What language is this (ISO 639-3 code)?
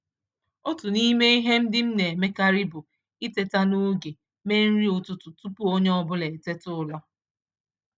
ibo